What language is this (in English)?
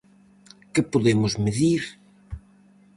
Galician